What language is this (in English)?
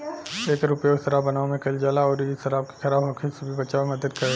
Bhojpuri